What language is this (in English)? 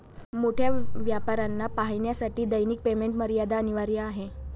Marathi